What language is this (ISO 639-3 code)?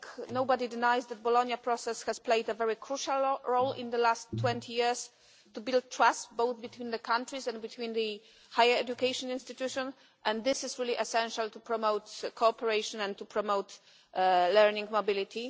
eng